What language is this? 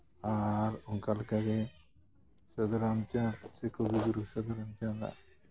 Santali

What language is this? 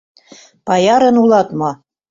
Mari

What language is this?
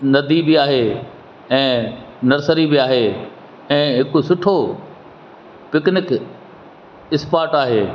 Sindhi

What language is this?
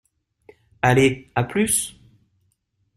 French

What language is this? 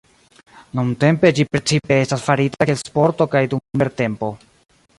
Esperanto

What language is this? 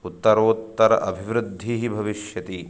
Sanskrit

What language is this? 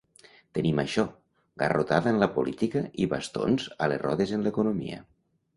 Catalan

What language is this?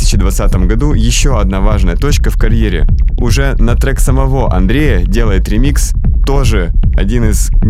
Russian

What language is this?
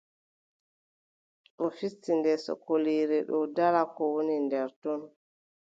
Adamawa Fulfulde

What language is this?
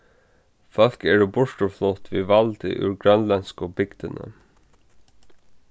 Faroese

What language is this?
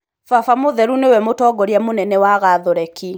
Kikuyu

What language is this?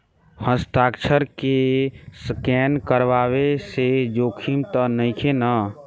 Bhojpuri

